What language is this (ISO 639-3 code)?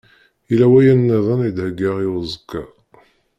kab